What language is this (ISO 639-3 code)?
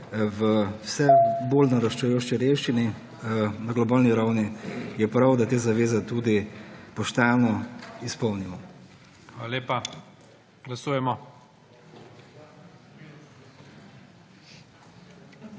slv